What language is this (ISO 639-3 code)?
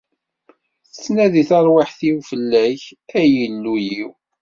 kab